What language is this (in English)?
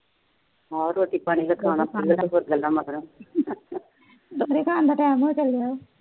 Punjabi